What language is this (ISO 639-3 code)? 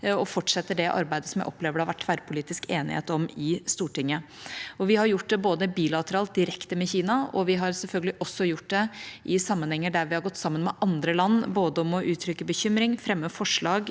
nor